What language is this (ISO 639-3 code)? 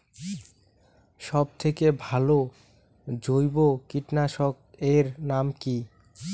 ben